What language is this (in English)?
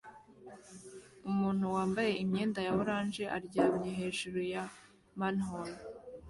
Kinyarwanda